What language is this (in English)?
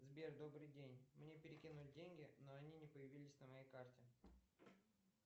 Russian